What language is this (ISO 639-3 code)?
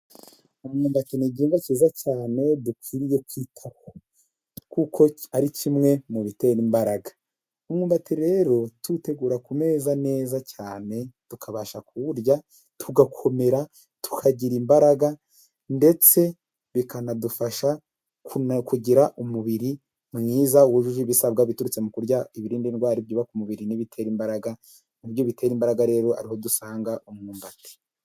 kin